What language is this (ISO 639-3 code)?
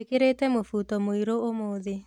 kik